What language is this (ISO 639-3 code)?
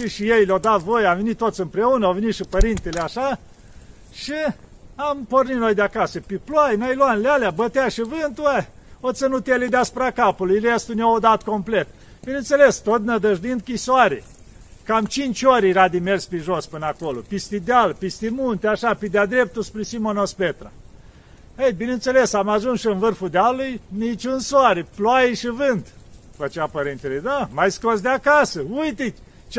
ron